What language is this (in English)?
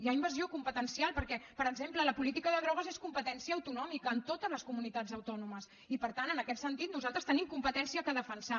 Catalan